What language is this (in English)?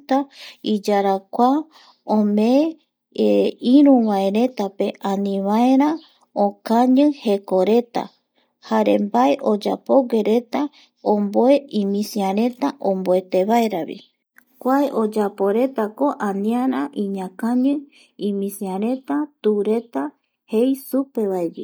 Eastern Bolivian Guaraní